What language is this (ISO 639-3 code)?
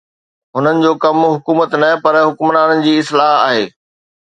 snd